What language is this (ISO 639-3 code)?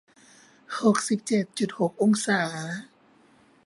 tha